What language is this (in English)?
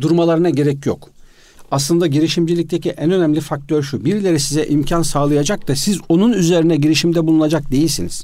Turkish